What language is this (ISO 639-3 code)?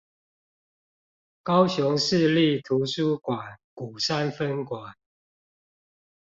zho